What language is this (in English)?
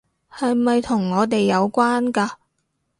Cantonese